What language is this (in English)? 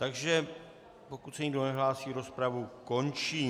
Czech